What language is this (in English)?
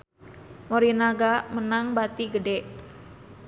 Sundanese